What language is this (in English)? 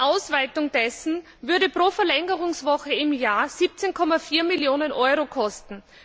German